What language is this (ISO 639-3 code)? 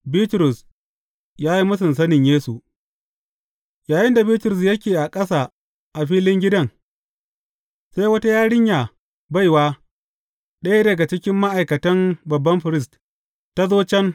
hau